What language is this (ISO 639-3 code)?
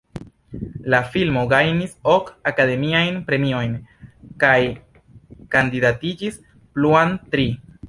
epo